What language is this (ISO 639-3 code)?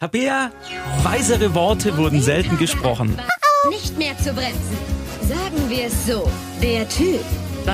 deu